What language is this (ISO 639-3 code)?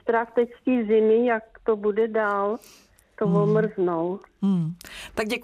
ces